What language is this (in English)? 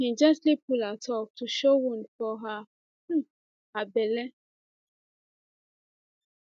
Nigerian Pidgin